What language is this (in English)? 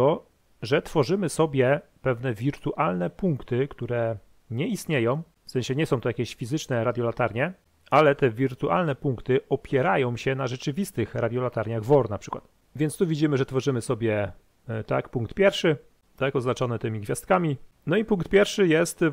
Polish